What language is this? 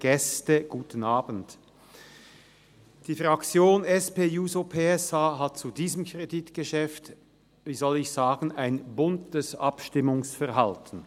Swiss German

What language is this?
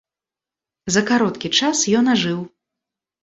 Belarusian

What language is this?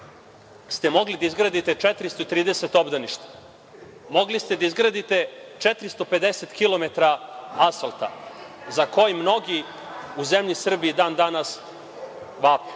Serbian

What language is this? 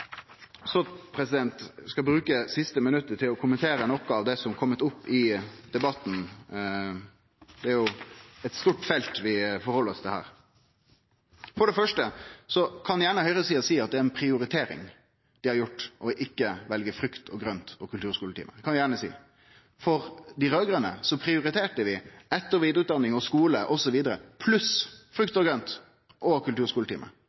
Norwegian Nynorsk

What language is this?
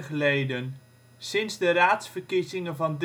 Dutch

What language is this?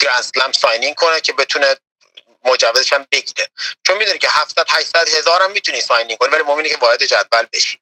Persian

